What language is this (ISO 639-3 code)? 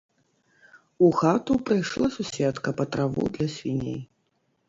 bel